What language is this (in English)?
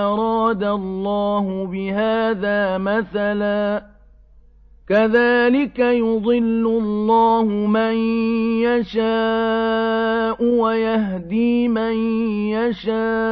Arabic